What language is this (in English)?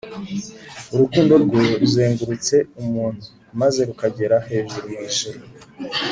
Kinyarwanda